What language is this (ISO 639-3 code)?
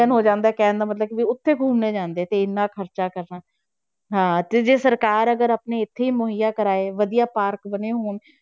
pan